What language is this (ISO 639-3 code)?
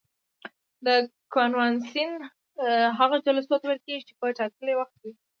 pus